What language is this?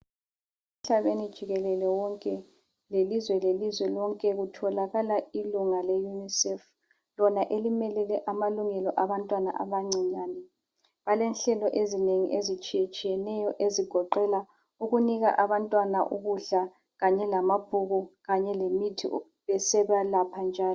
North Ndebele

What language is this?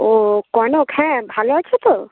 Bangla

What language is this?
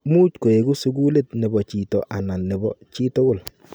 Kalenjin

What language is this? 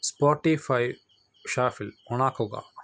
Malayalam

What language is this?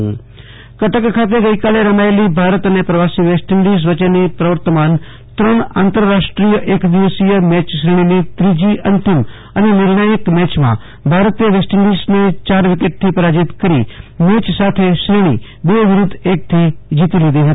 Gujarati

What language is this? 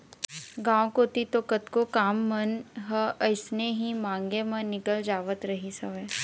Chhattisgarhi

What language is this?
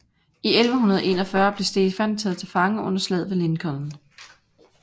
Danish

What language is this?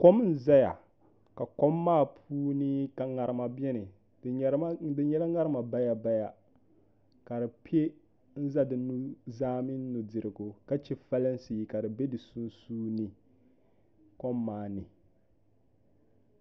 Dagbani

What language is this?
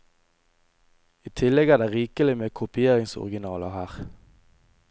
Norwegian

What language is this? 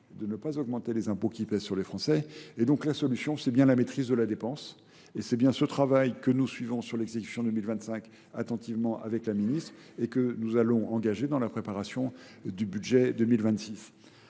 French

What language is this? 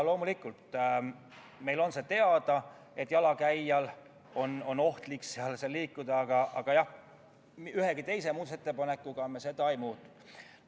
Estonian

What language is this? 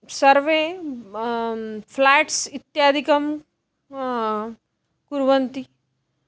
Sanskrit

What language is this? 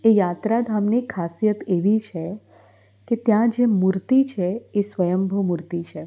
Gujarati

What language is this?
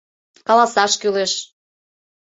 Mari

